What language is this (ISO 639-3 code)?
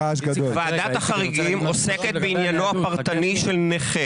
heb